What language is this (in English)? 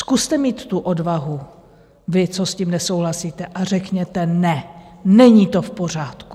Czech